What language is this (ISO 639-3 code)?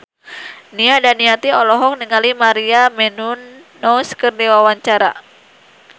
sun